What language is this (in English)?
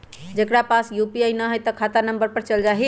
Magahi